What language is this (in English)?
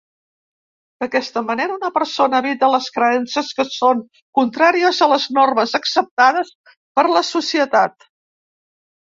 Catalan